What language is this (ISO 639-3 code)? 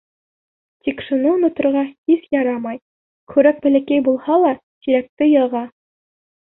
bak